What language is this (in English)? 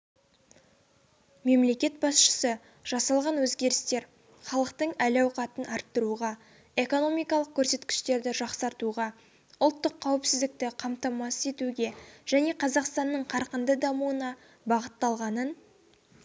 Kazakh